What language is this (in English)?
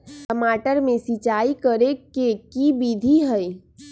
Magahi